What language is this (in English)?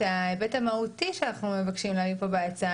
Hebrew